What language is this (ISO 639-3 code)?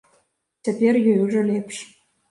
bel